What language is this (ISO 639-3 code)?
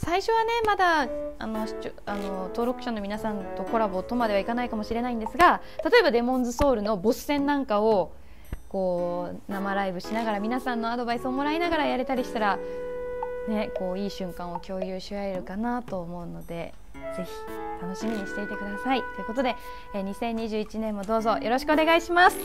jpn